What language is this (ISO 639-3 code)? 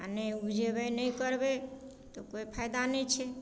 mai